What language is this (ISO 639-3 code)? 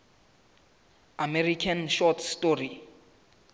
sot